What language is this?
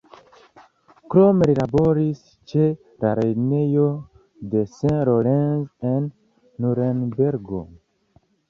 Esperanto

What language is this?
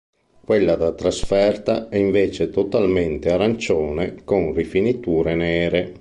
Italian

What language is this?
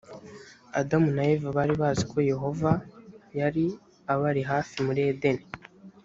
Kinyarwanda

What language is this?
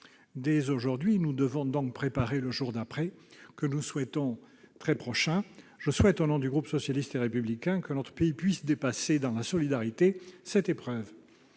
French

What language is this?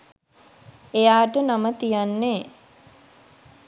Sinhala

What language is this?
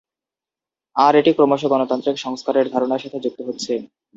Bangla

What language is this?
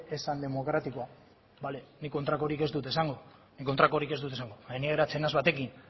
Basque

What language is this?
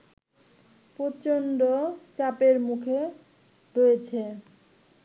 Bangla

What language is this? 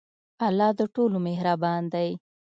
Pashto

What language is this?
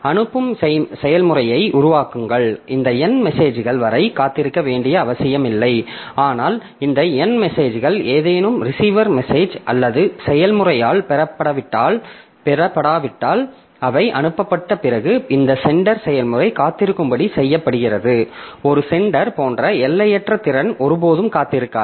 Tamil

